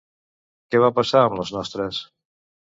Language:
Catalan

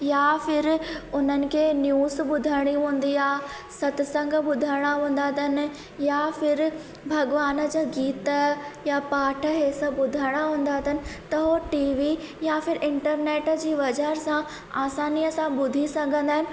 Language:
Sindhi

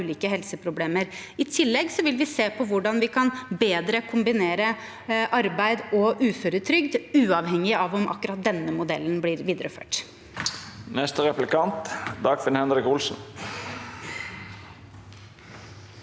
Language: Norwegian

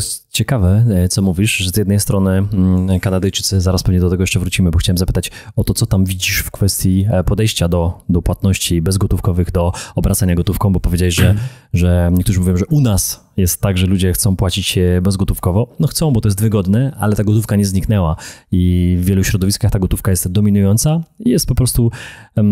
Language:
Polish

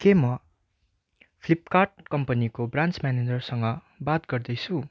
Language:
Nepali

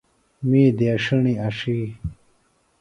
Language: Phalura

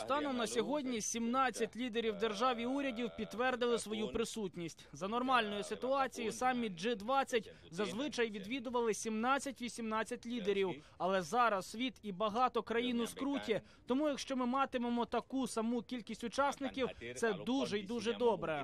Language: Ukrainian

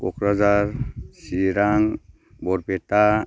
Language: Bodo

